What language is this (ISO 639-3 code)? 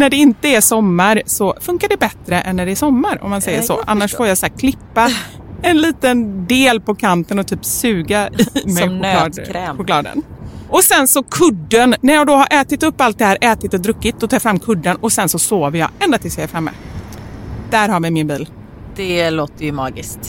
swe